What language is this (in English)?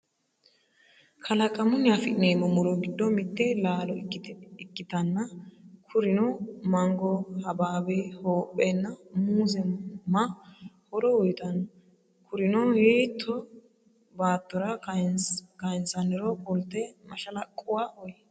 Sidamo